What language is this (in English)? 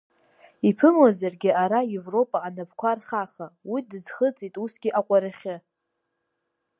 Abkhazian